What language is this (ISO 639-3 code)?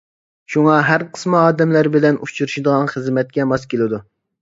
uig